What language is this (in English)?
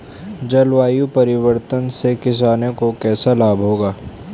Hindi